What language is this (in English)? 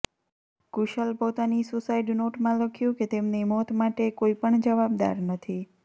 Gujarati